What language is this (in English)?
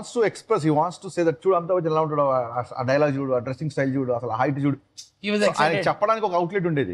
Telugu